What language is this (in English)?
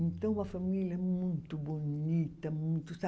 Portuguese